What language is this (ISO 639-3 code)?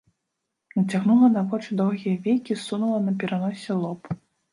bel